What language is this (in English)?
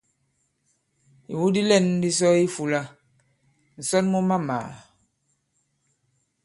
Bankon